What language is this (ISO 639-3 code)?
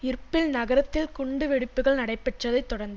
tam